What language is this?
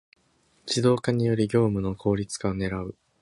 Japanese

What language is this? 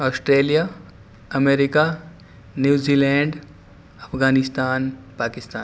Urdu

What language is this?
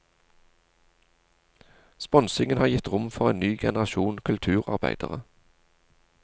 Norwegian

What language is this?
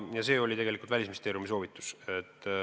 Estonian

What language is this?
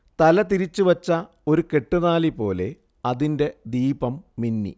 Malayalam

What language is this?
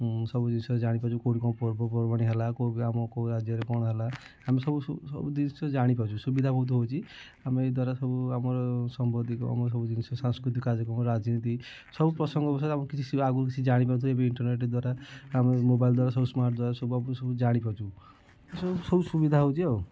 Odia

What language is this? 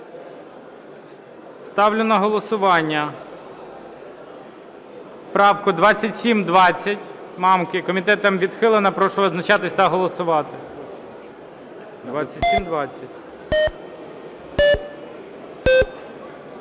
Ukrainian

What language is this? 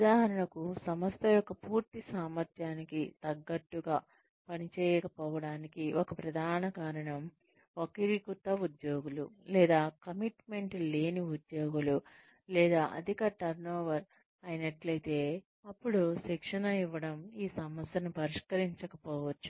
Telugu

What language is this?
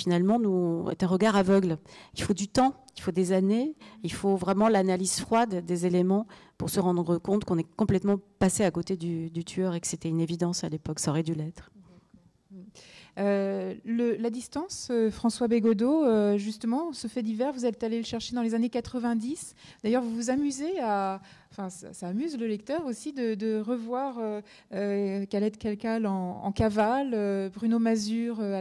French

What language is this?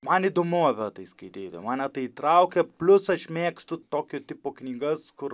Lithuanian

